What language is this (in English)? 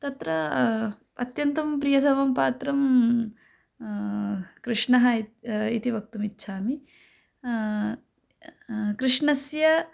Sanskrit